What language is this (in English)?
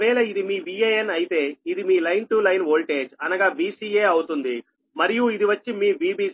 Telugu